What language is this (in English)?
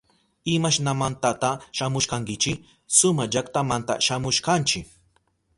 Southern Pastaza Quechua